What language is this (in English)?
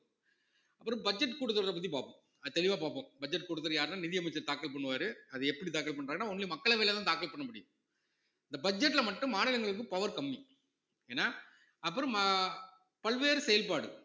Tamil